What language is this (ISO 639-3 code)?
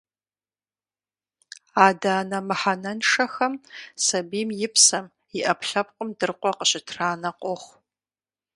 kbd